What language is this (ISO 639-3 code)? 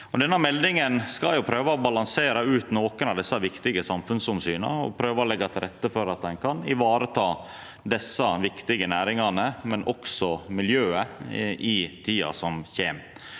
nor